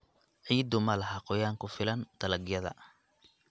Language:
Somali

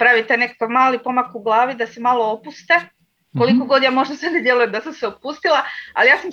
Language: Croatian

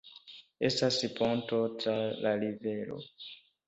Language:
Esperanto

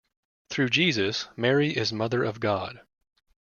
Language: English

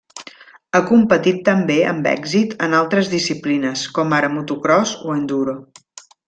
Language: Catalan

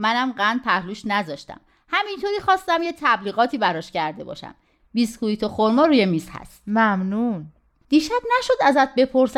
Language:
Persian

